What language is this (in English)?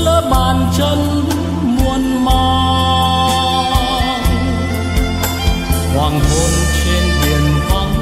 Vietnamese